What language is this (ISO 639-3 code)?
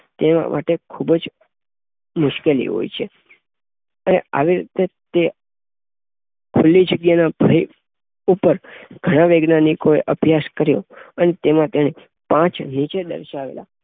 guj